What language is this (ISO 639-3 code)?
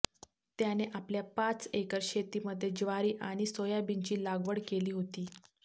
mar